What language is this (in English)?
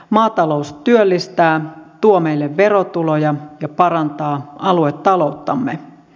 Finnish